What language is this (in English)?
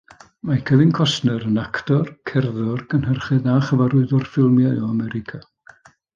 Welsh